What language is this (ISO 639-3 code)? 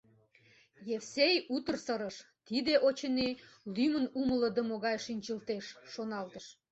chm